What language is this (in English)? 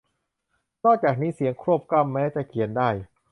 Thai